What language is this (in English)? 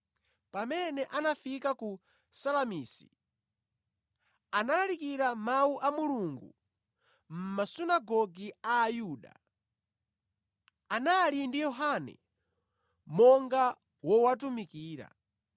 Nyanja